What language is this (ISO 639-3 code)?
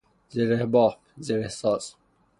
fas